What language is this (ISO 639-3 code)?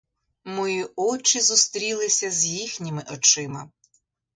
ukr